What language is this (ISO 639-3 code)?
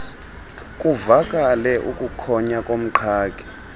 xho